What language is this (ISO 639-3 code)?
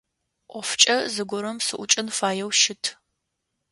ady